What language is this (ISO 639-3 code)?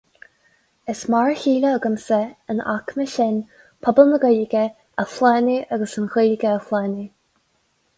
gle